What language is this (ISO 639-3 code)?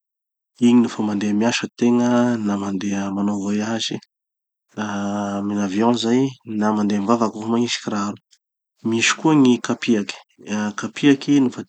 txy